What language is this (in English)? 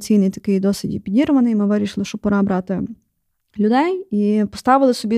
Ukrainian